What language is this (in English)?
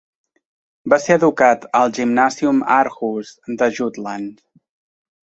Catalan